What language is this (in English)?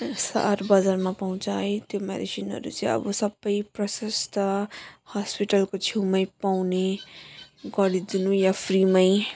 Nepali